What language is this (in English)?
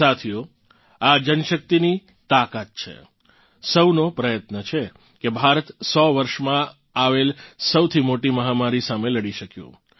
Gujarati